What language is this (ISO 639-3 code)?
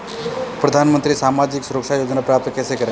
hin